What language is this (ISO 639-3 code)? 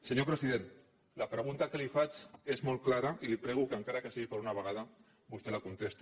cat